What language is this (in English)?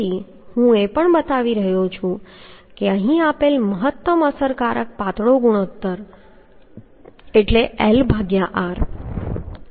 Gujarati